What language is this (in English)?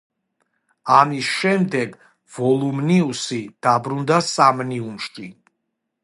Georgian